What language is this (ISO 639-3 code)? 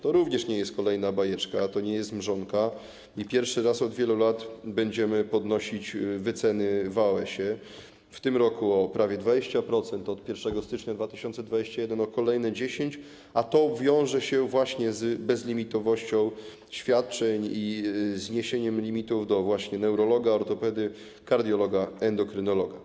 pol